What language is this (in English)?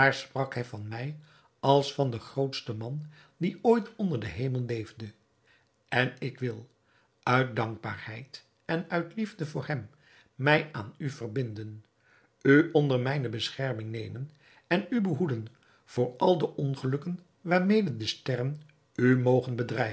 Dutch